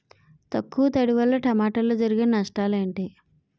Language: Telugu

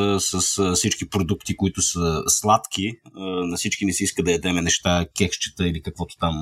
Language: Bulgarian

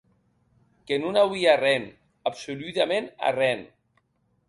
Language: Occitan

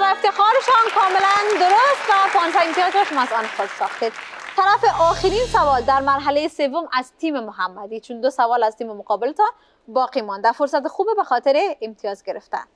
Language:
Persian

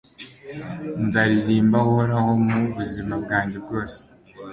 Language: Kinyarwanda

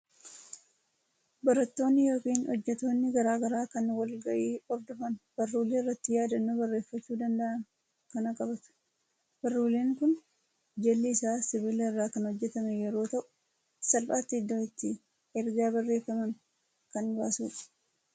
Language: Oromo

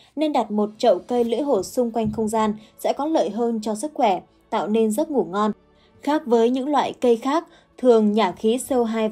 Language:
Vietnamese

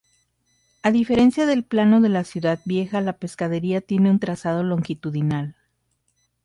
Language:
Spanish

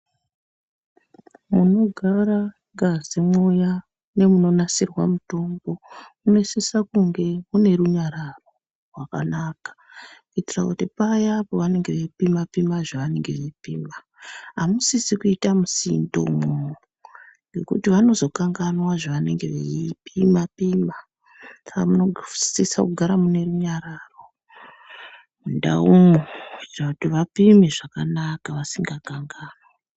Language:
Ndau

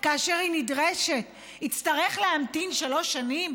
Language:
Hebrew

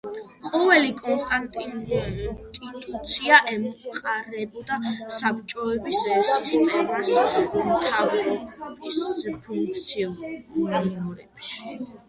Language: Georgian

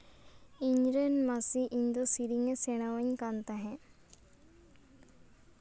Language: Santali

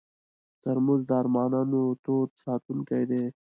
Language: Pashto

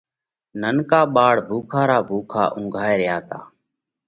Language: Parkari Koli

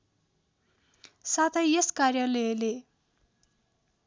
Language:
Nepali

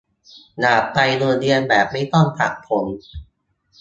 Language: Thai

